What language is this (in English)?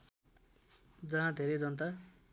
Nepali